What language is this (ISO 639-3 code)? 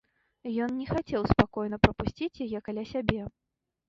bel